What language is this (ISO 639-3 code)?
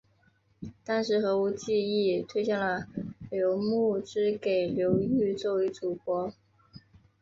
zho